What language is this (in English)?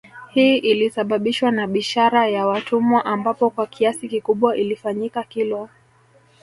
Swahili